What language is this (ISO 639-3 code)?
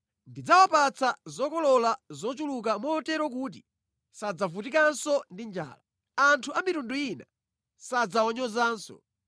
nya